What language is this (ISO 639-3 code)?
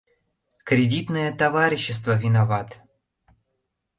chm